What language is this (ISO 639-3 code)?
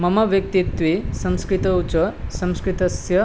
san